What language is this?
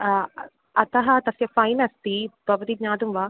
Sanskrit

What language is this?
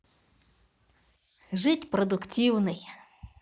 Russian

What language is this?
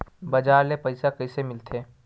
Chhattisgarhi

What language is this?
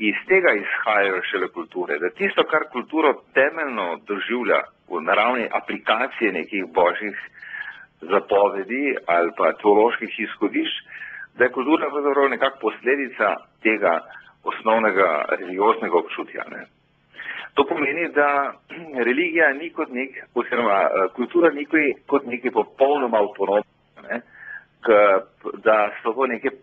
Greek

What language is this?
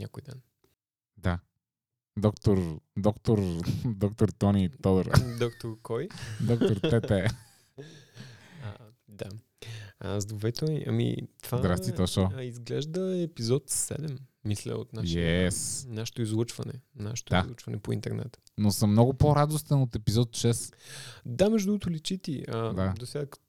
Bulgarian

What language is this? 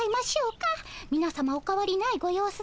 Japanese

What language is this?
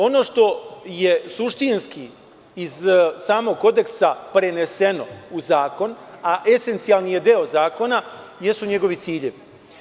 Serbian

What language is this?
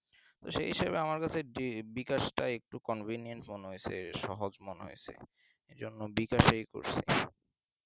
Bangla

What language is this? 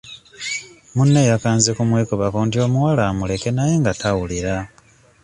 Ganda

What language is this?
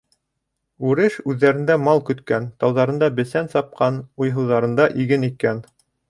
Bashkir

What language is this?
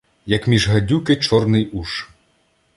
Ukrainian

